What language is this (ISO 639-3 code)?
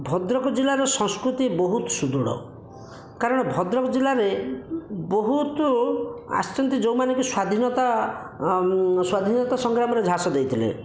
ori